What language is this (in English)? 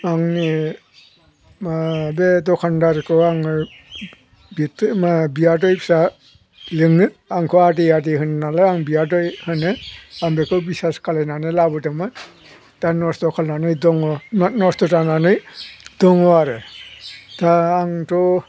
Bodo